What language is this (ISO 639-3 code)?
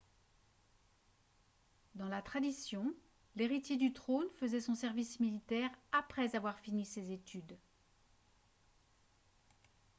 fra